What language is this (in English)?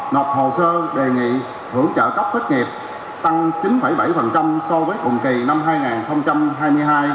Vietnamese